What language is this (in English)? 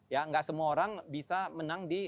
Indonesian